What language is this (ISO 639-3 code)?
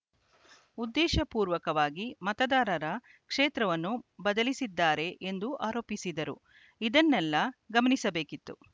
kan